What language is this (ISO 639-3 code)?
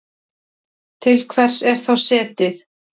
isl